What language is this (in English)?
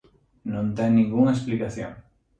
Galician